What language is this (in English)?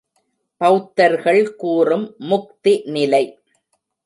Tamil